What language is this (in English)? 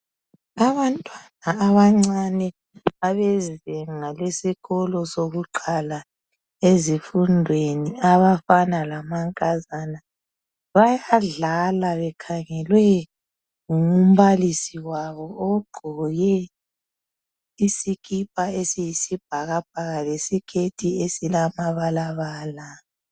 North Ndebele